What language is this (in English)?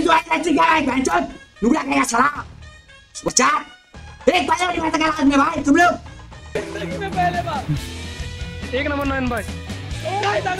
Hindi